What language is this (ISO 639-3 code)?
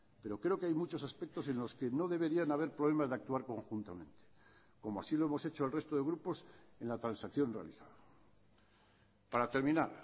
spa